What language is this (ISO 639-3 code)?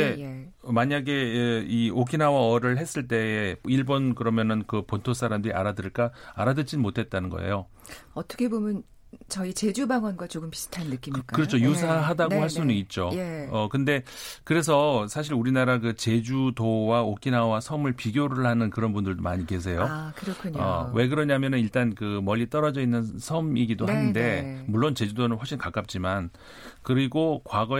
kor